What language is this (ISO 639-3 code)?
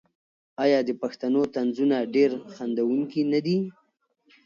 pus